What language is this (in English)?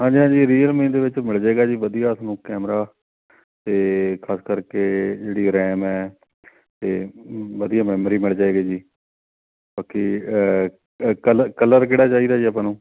Punjabi